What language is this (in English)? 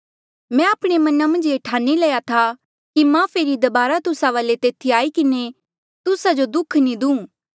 Mandeali